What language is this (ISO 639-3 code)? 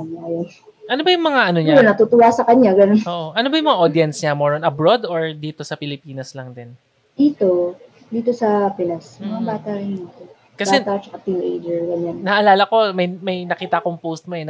fil